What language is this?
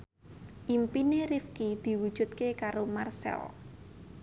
Javanese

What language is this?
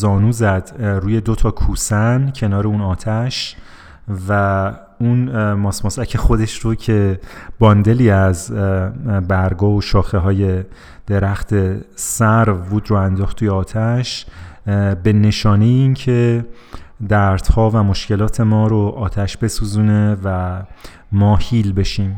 Persian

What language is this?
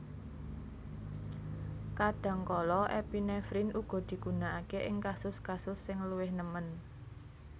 Javanese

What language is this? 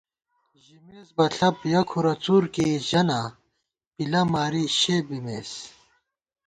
Gawar-Bati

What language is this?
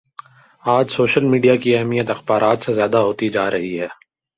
Urdu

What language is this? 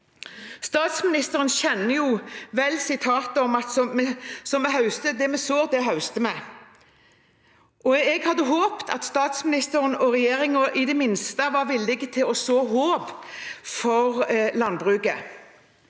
Norwegian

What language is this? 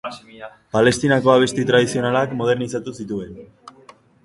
Basque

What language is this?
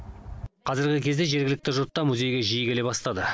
Kazakh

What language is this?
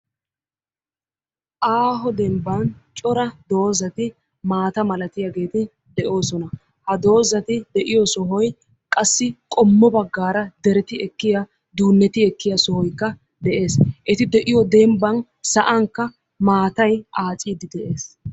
Wolaytta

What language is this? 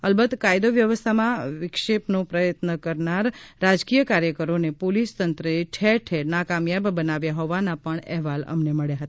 Gujarati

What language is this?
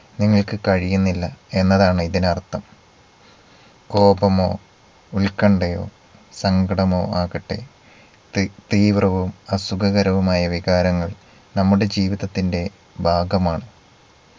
Malayalam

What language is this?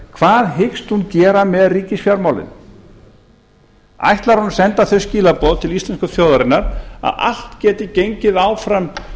Icelandic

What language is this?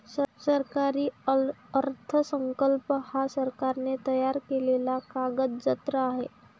Marathi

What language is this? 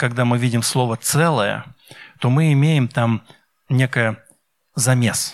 Russian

